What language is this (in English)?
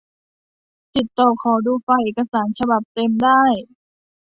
Thai